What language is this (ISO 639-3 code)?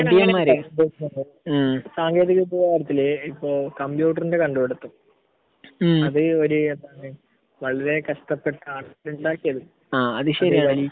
mal